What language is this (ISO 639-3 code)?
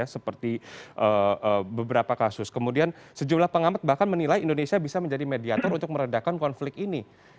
ind